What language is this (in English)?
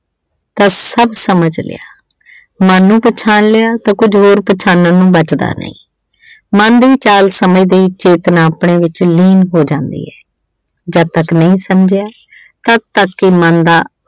Punjabi